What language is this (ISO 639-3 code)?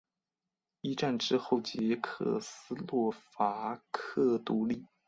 zho